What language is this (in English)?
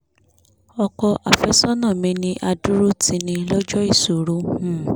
Yoruba